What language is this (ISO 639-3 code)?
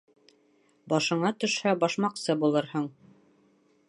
bak